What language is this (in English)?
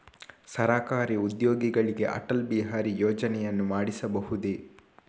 Kannada